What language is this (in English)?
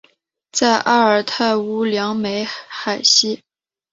Chinese